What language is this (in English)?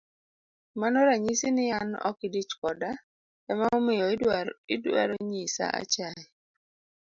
Luo (Kenya and Tanzania)